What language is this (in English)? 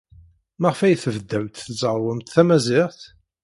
Kabyle